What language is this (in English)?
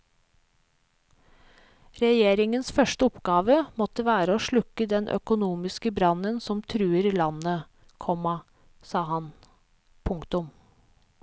Norwegian